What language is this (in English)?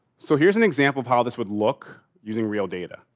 English